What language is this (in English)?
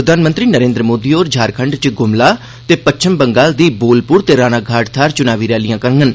Dogri